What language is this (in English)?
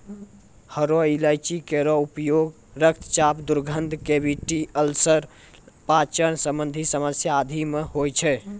Maithili